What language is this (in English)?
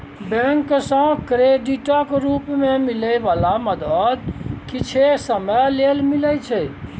Maithili